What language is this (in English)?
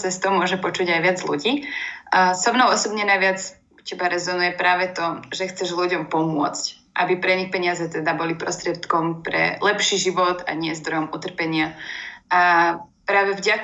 Slovak